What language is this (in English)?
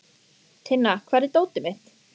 Icelandic